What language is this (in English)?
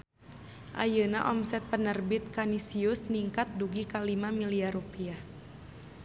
Sundanese